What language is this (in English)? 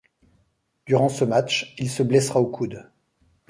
French